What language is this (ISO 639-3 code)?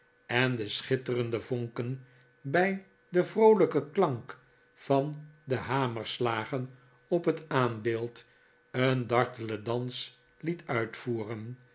nld